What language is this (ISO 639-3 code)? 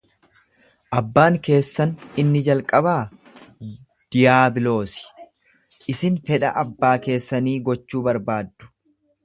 orm